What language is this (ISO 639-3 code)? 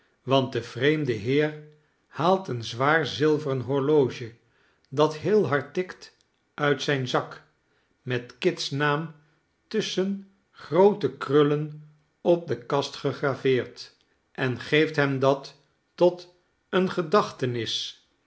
nld